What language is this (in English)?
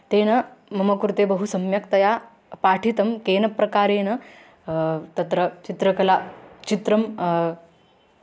Sanskrit